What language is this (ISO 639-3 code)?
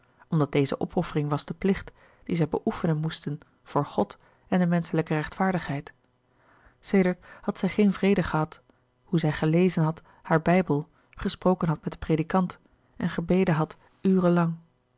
nld